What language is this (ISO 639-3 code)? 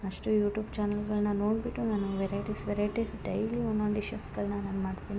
kan